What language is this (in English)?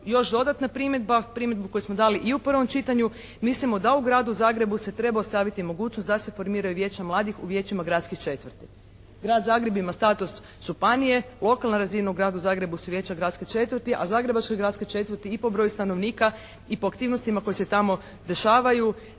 Croatian